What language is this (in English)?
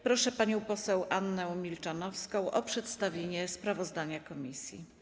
Polish